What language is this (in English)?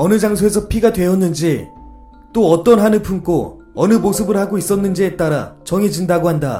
Korean